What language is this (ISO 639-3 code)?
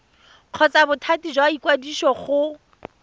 tsn